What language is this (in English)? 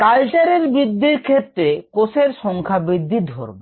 Bangla